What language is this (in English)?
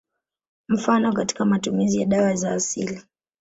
Swahili